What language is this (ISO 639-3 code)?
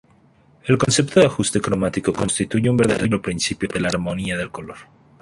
spa